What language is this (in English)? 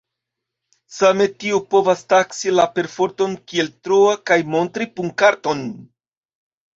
Esperanto